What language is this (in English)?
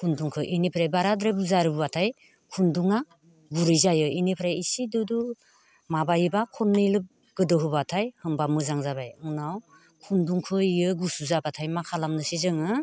Bodo